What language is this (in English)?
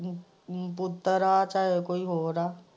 Punjabi